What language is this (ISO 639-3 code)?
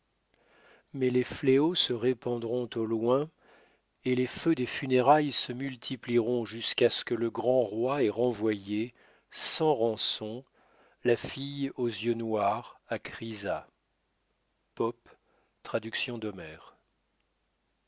fra